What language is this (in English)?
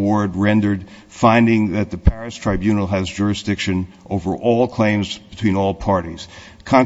English